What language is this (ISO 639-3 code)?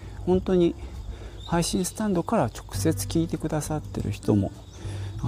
jpn